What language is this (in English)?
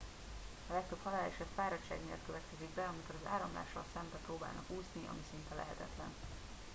Hungarian